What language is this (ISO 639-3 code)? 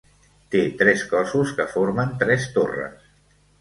cat